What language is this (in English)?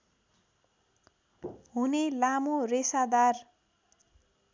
Nepali